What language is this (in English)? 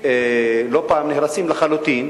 Hebrew